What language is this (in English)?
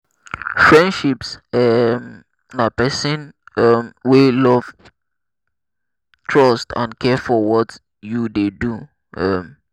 Nigerian Pidgin